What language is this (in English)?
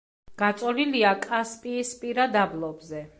Georgian